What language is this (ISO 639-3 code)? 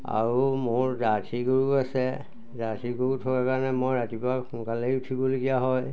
asm